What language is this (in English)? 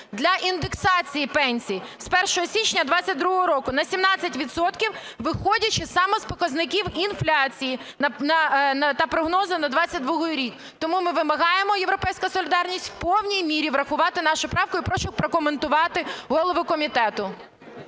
Ukrainian